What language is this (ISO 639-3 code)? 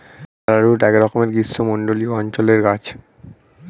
ben